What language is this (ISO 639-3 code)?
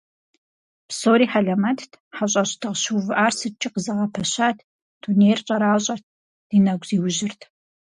kbd